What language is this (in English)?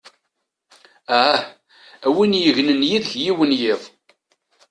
Kabyle